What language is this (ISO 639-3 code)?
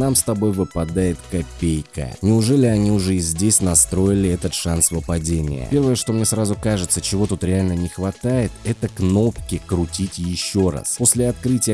rus